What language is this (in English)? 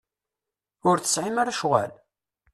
Kabyle